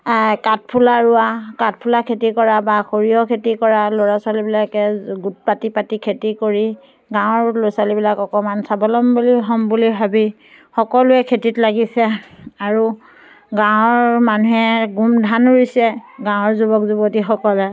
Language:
Assamese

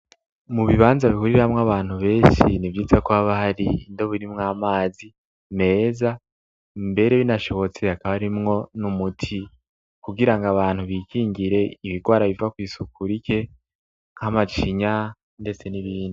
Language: Rundi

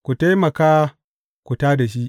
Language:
Hausa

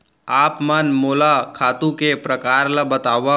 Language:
Chhattisgarhi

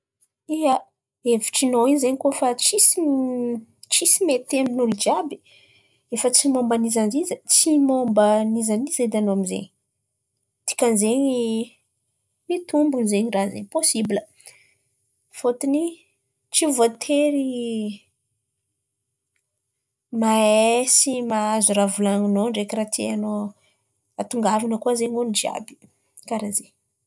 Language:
Antankarana Malagasy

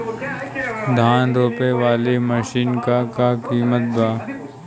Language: Bhojpuri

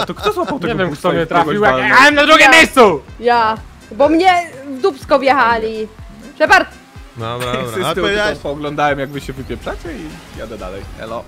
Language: Polish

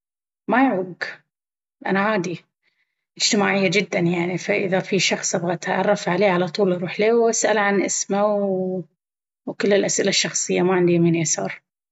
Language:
Baharna Arabic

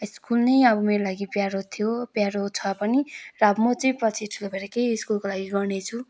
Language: Nepali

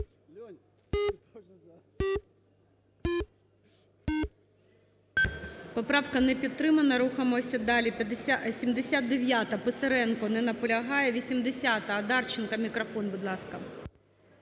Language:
Ukrainian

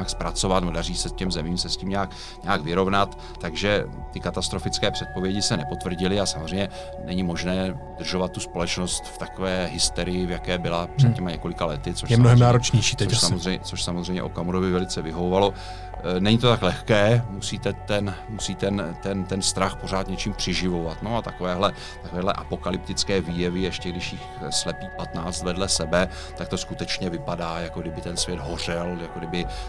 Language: Czech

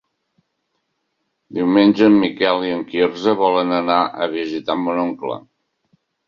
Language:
Catalan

